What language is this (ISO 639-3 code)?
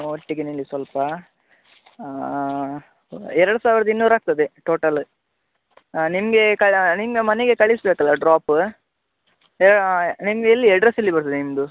kan